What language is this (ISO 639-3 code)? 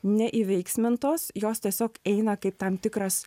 lit